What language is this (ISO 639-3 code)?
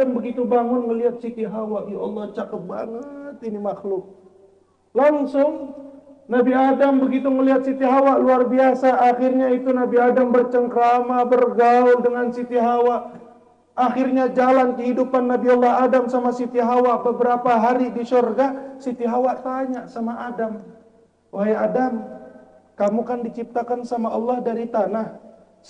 ind